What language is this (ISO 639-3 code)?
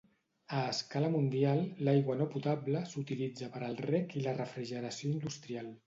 cat